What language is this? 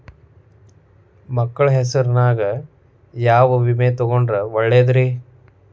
Kannada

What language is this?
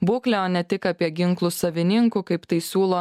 Lithuanian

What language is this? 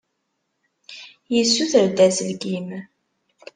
Kabyle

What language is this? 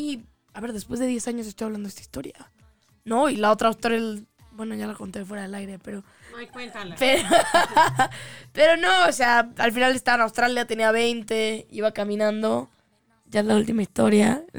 Spanish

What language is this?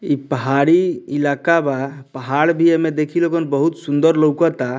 Bhojpuri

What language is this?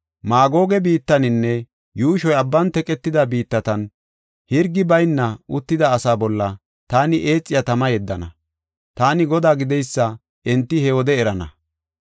Gofa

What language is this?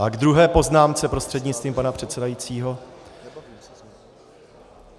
Czech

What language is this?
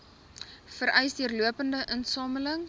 Afrikaans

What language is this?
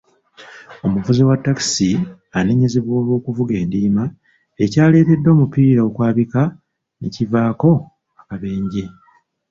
Ganda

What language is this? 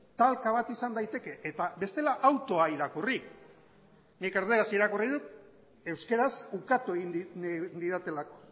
Basque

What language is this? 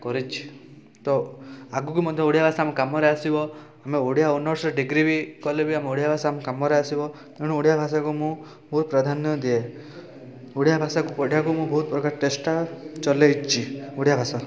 Odia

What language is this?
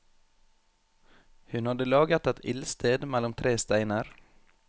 Norwegian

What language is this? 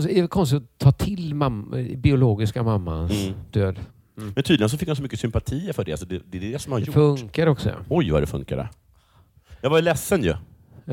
Swedish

